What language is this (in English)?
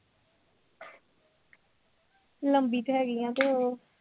Punjabi